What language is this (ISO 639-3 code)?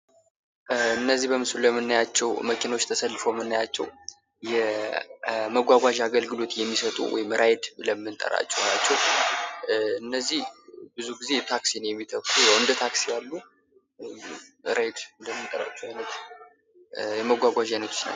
amh